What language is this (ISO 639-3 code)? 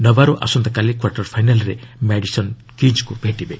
ori